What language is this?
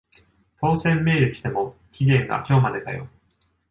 Japanese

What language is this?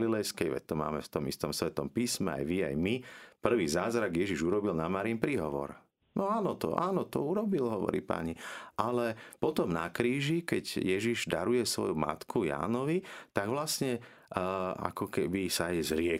Slovak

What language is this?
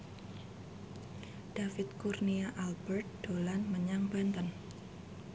Javanese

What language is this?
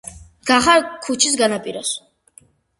Georgian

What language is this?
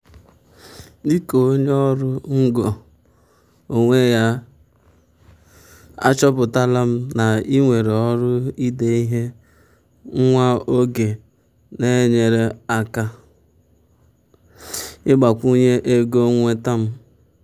Igbo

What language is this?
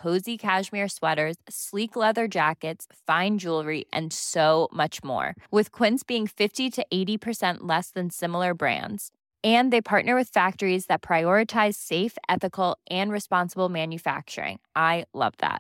Filipino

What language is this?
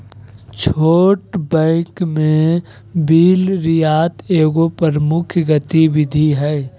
Magahi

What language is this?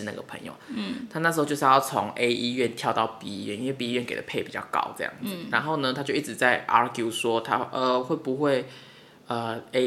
Chinese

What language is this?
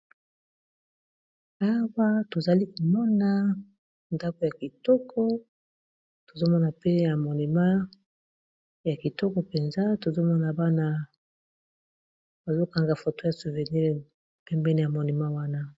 Lingala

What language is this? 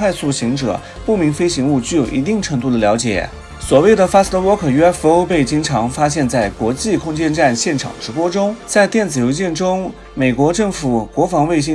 Chinese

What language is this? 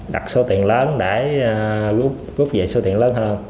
Vietnamese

